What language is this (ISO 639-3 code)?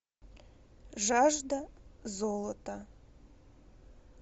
rus